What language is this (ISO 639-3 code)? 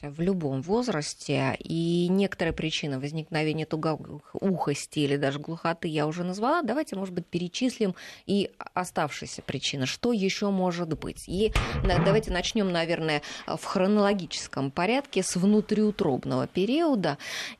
rus